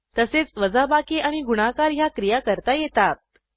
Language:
Marathi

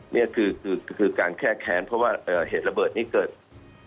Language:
Thai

